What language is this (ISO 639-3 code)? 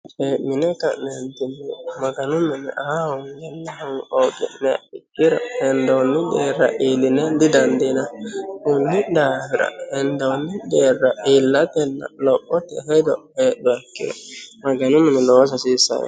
sid